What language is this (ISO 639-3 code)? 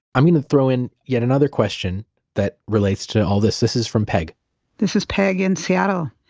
eng